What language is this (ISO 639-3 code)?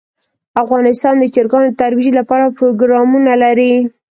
pus